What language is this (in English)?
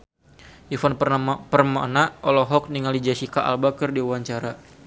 Sundanese